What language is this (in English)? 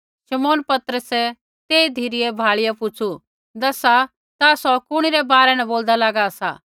Kullu Pahari